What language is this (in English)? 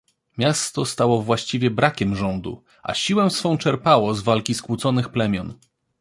Polish